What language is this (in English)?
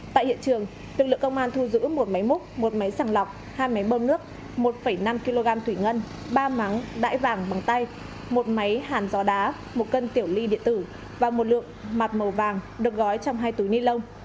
Vietnamese